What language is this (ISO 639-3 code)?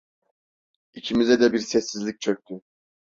tur